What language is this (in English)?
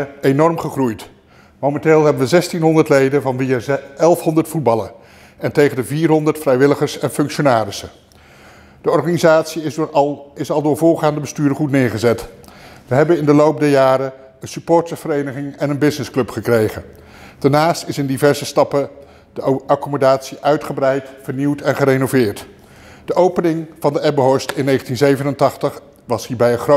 Dutch